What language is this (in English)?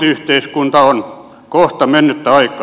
Finnish